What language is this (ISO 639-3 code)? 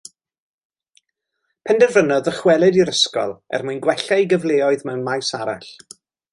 cym